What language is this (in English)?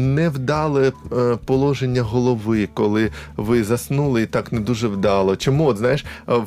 Ukrainian